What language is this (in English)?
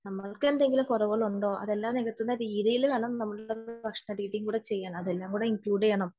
Malayalam